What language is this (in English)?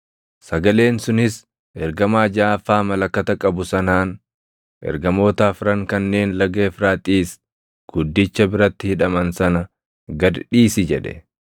Oromo